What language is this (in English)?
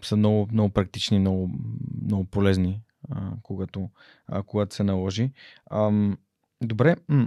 Bulgarian